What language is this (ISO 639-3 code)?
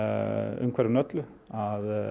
isl